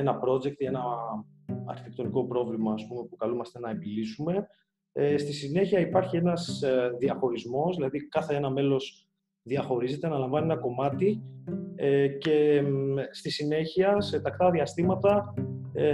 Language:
Greek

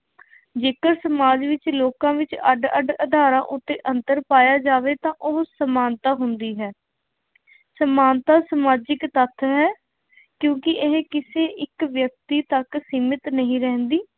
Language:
Punjabi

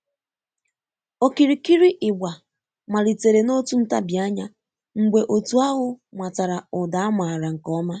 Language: Igbo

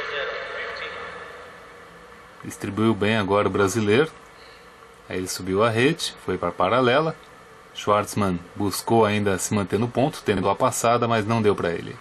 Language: Portuguese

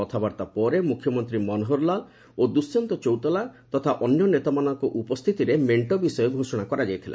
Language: Odia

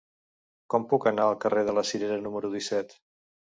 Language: Catalan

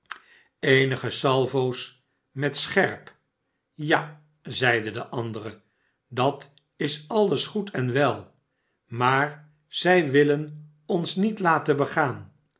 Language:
Dutch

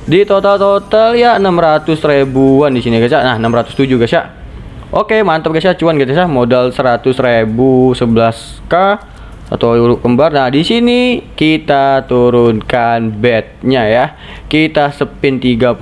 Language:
Indonesian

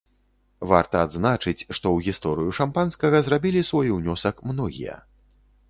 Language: Belarusian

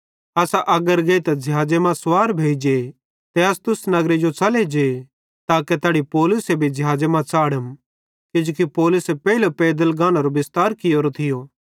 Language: Bhadrawahi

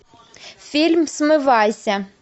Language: Russian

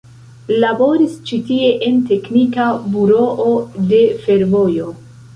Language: Esperanto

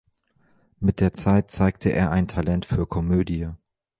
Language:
German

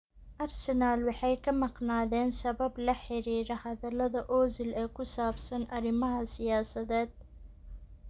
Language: Somali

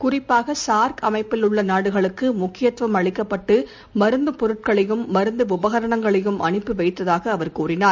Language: Tamil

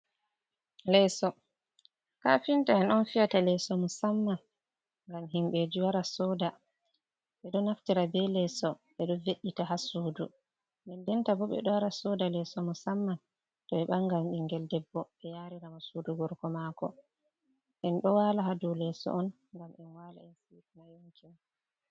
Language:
Fula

